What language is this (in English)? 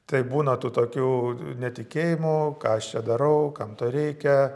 Lithuanian